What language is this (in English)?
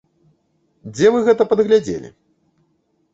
Belarusian